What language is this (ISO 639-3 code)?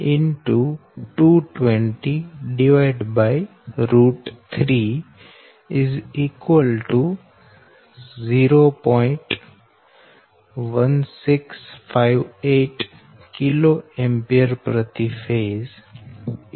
guj